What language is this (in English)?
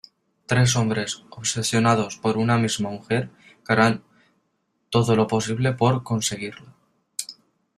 Spanish